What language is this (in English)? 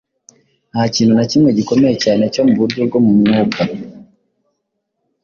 Kinyarwanda